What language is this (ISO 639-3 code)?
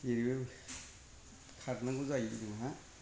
brx